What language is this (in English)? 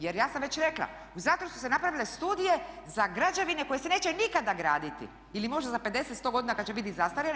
Croatian